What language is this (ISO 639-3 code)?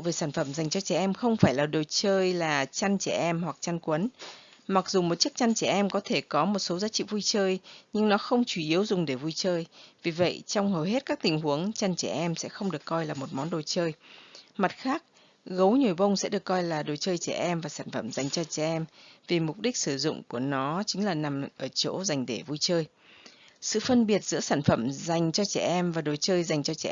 vie